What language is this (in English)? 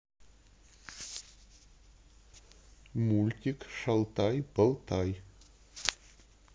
Russian